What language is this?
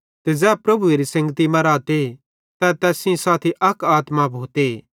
Bhadrawahi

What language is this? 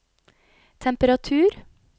Norwegian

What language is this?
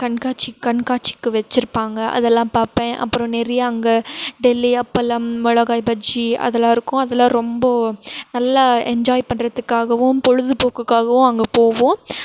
Tamil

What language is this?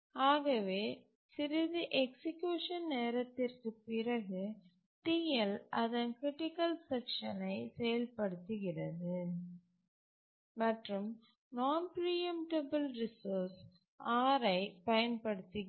Tamil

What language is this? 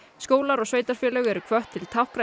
Icelandic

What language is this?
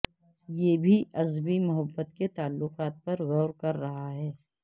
Urdu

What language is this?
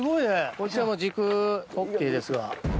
Japanese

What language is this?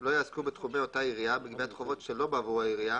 Hebrew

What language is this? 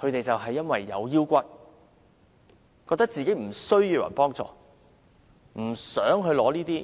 Cantonese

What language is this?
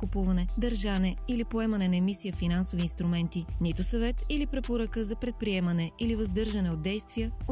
Bulgarian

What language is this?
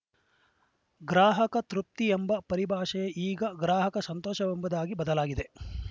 Kannada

